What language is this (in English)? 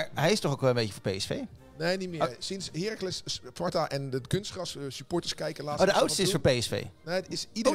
Dutch